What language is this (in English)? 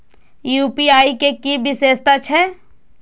Maithili